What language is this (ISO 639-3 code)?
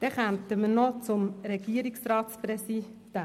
gsw